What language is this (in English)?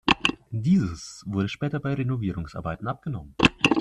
German